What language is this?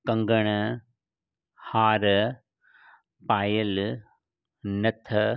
Sindhi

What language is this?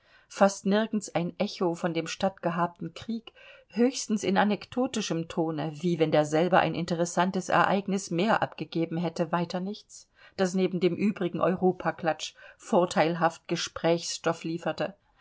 German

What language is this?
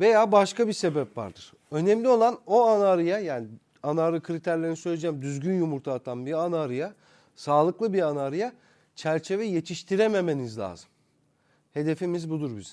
Turkish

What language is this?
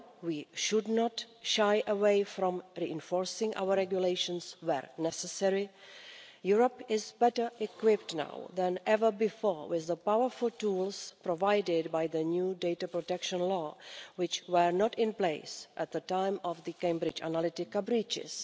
English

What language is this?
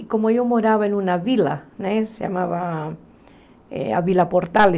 Portuguese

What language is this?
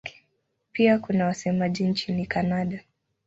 Swahili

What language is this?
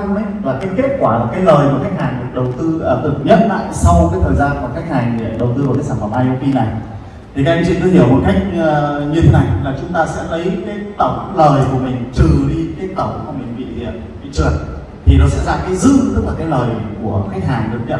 Vietnamese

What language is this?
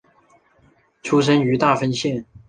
Chinese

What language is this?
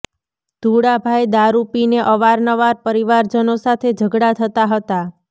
Gujarati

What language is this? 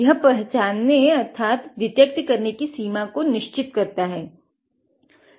Hindi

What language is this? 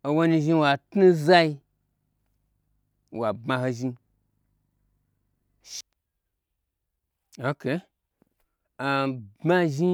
Gbagyi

